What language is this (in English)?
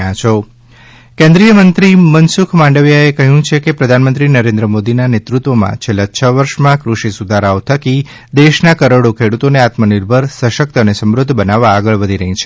Gujarati